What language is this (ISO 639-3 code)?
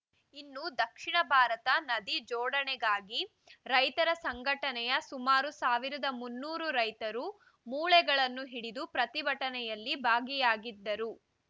kan